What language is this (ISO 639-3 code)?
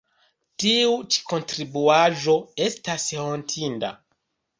epo